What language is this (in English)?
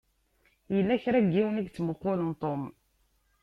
Kabyle